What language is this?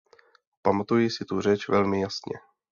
Czech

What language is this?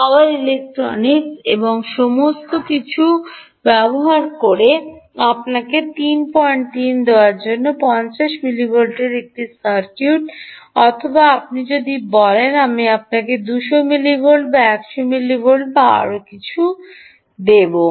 Bangla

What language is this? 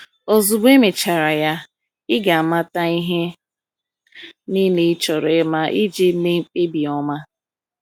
Igbo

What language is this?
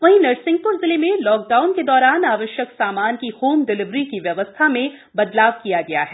Hindi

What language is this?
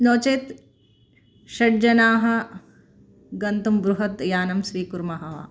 Sanskrit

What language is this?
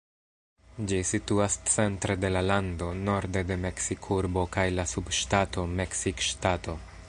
Esperanto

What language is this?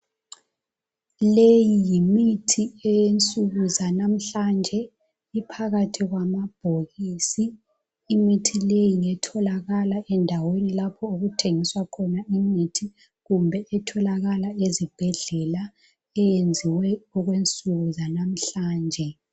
North Ndebele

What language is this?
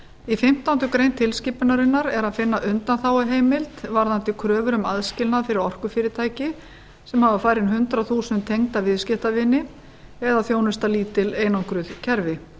Icelandic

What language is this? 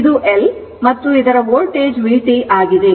Kannada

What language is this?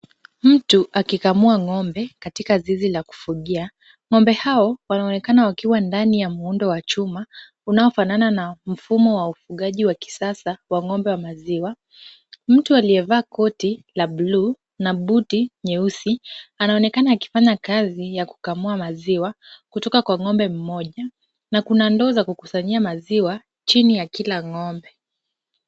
Swahili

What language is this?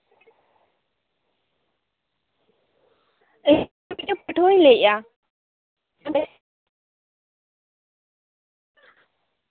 Santali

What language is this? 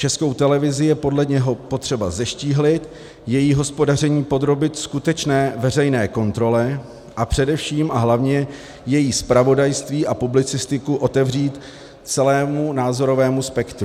Czech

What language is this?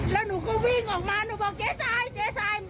Thai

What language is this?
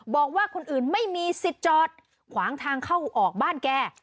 Thai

